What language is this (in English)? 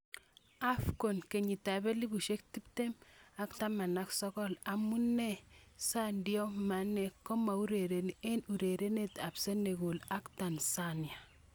Kalenjin